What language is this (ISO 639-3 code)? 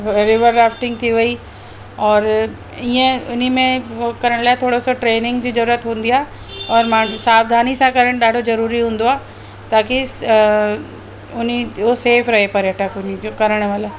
snd